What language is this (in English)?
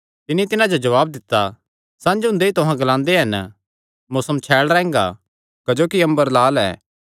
Kangri